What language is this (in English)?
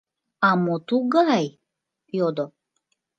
Mari